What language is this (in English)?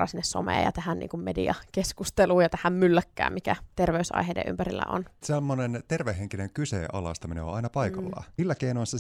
Finnish